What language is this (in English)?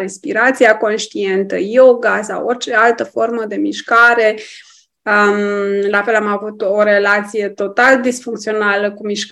Romanian